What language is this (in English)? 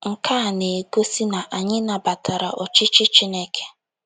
Igbo